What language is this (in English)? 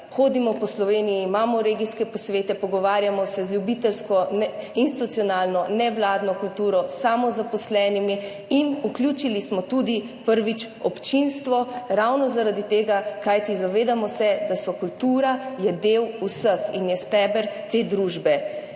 Slovenian